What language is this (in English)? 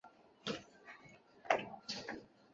Chinese